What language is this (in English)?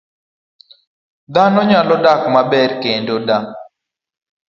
Luo (Kenya and Tanzania)